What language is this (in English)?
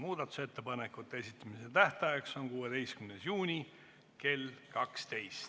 Estonian